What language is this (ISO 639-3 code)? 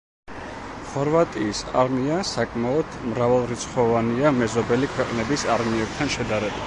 kat